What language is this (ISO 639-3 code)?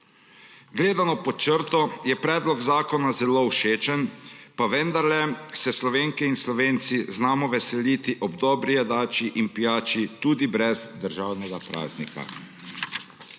slv